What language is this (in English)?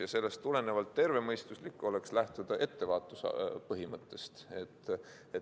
Estonian